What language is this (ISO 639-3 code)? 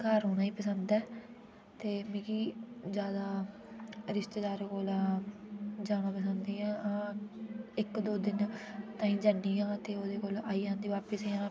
doi